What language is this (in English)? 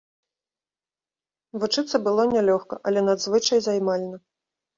Belarusian